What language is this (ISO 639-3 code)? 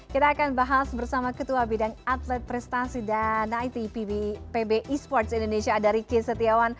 ind